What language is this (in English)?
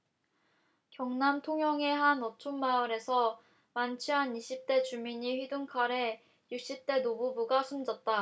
Korean